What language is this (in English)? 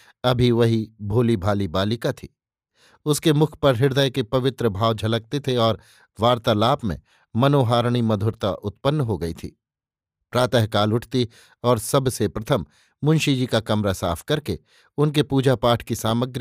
Hindi